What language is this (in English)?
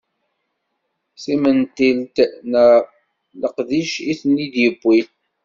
Kabyle